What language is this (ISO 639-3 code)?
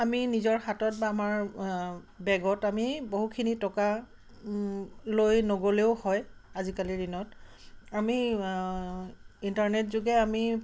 asm